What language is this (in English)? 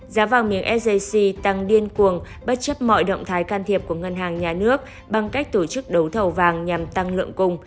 Vietnamese